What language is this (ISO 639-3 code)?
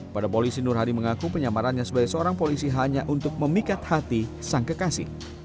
ind